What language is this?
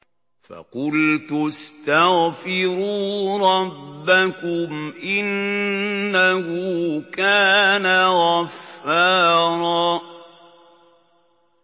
Arabic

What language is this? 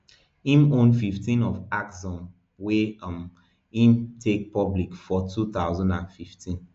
Nigerian Pidgin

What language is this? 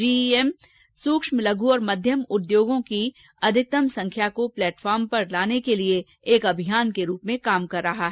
Hindi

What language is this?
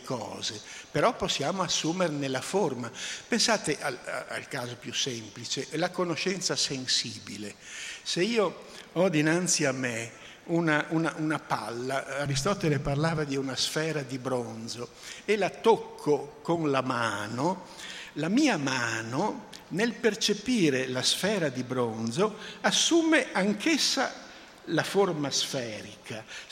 Italian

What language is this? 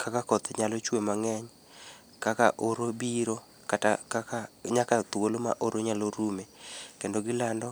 Luo (Kenya and Tanzania)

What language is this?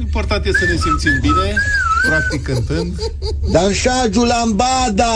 Romanian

